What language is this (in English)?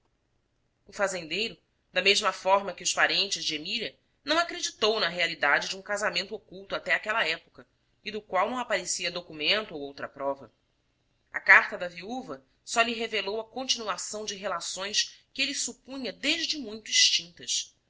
Portuguese